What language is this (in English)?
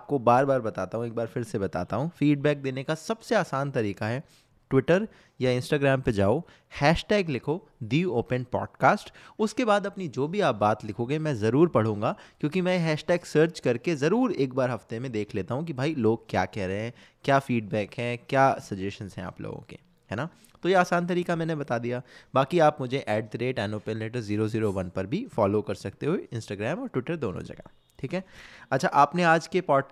Hindi